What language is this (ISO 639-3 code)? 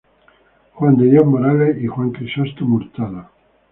spa